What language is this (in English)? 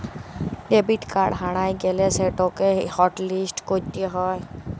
Bangla